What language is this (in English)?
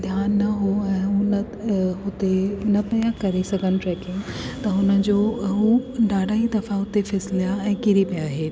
Sindhi